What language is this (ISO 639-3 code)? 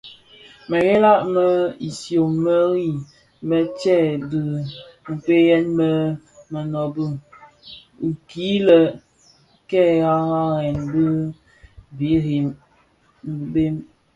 ksf